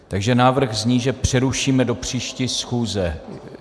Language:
Czech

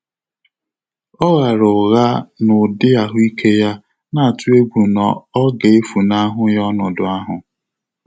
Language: Igbo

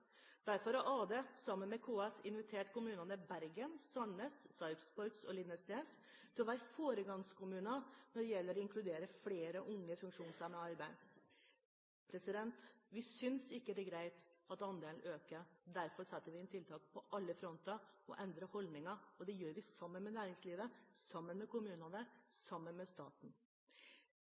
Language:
Norwegian Bokmål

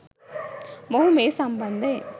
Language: Sinhala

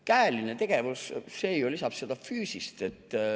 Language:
Estonian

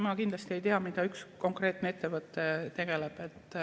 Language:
Estonian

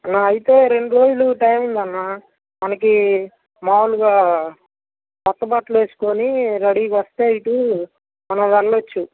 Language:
Telugu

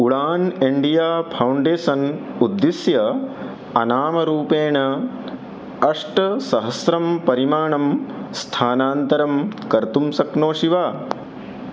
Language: Sanskrit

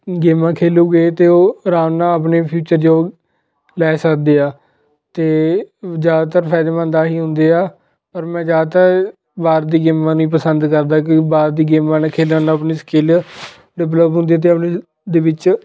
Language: Punjabi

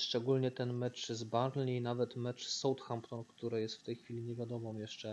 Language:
Polish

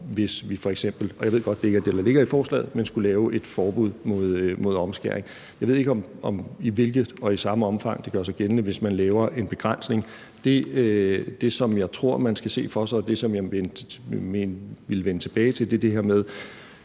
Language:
Danish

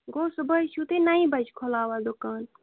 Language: Kashmiri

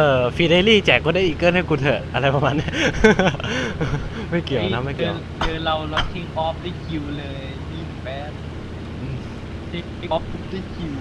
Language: Thai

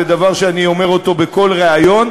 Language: Hebrew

